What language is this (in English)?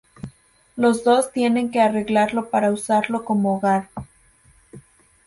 Spanish